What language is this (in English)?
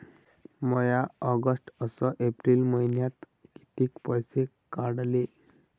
Marathi